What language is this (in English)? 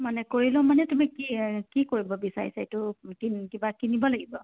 Assamese